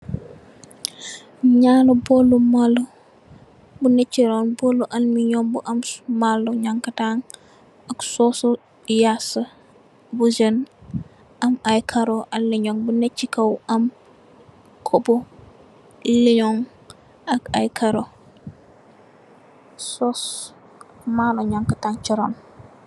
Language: Wolof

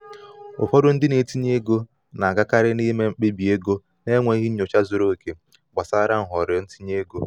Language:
Igbo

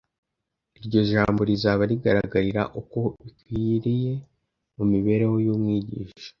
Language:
Kinyarwanda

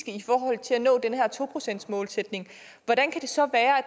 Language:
Danish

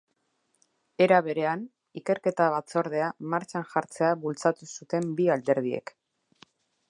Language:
Basque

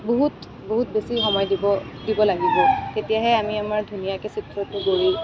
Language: Assamese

